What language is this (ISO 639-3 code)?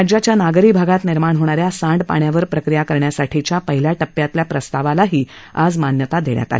mar